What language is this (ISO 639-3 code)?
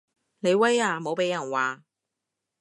yue